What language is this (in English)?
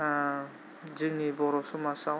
Bodo